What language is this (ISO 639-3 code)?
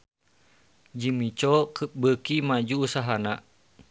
sun